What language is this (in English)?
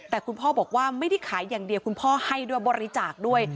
Thai